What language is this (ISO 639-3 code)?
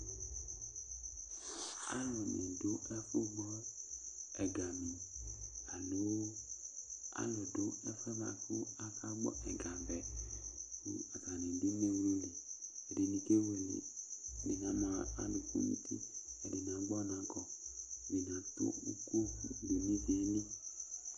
kpo